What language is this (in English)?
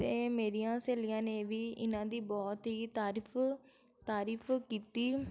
Punjabi